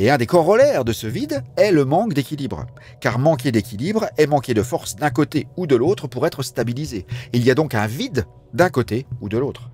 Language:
French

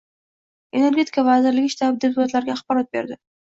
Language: Uzbek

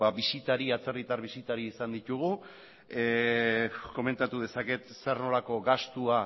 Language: Basque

